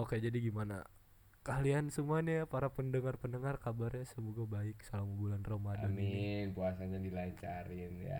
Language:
Indonesian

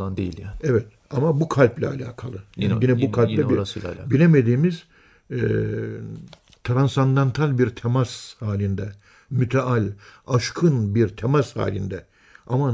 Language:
Turkish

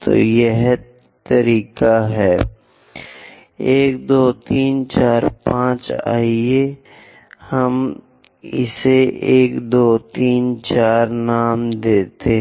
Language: Hindi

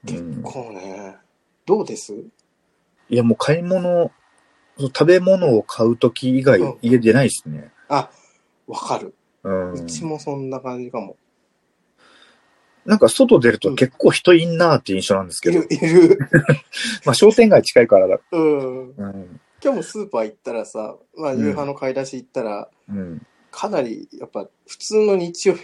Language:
Japanese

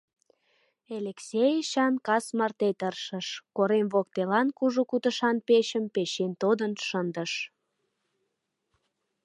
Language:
Mari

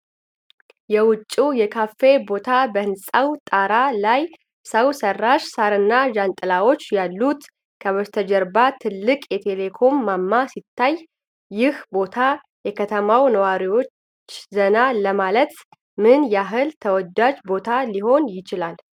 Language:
Amharic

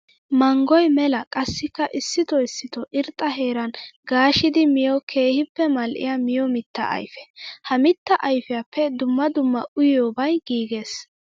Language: Wolaytta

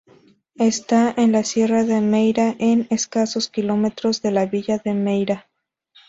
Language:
Spanish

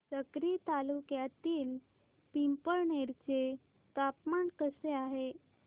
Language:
Marathi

